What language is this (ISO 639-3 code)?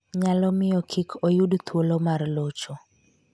luo